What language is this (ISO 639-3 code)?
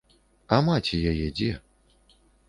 bel